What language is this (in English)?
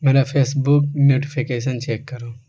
Urdu